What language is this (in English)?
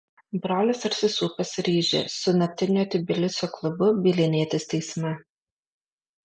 Lithuanian